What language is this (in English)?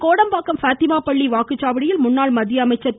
Tamil